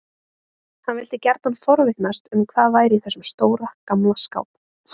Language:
Icelandic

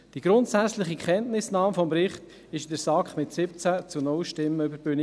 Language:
Swiss German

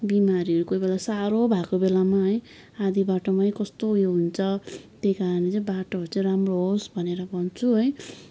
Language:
Nepali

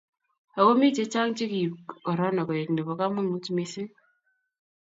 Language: Kalenjin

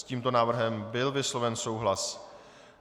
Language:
Czech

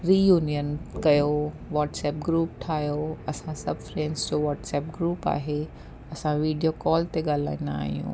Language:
Sindhi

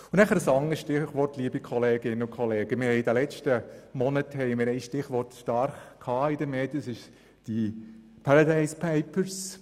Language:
Swiss German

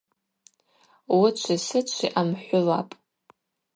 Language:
Abaza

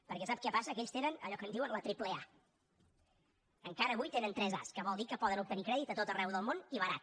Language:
Catalan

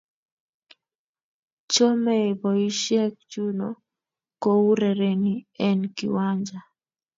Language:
Kalenjin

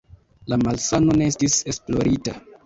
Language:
Esperanto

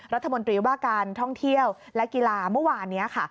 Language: Thai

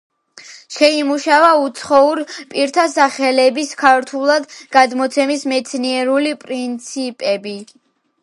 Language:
Georgian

